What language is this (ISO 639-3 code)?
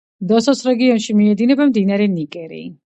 kat